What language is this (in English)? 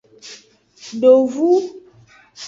Aja (Benin)